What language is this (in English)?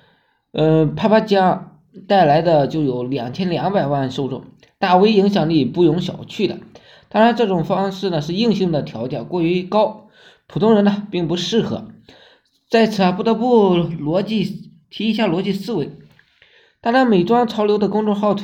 Chinese